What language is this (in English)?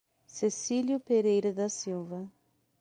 Portuguese